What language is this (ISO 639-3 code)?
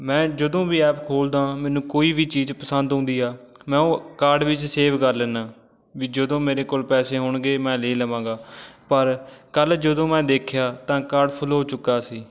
pan